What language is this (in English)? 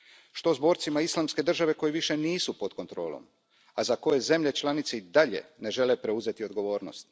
Croatian